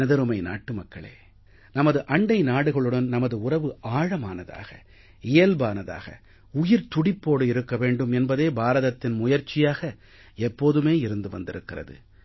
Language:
Tamil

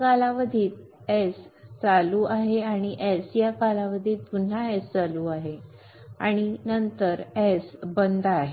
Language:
Marathi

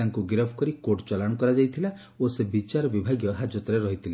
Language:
Odia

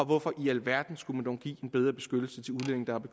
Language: Danish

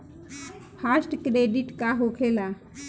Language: Bhojpuri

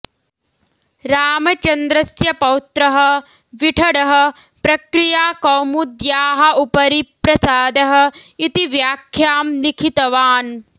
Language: Sanskrit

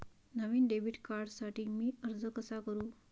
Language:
Marathi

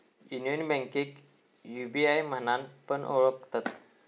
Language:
Marathi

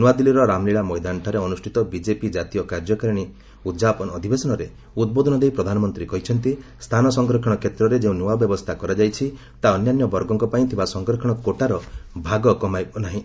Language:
Odia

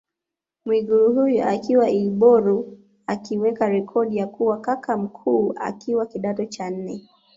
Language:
Swahili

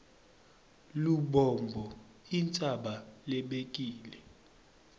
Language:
Swati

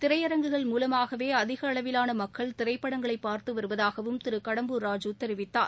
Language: Tamil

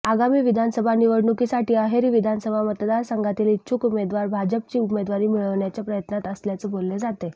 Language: Marathi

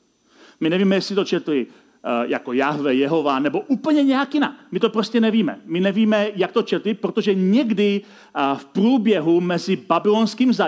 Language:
Czech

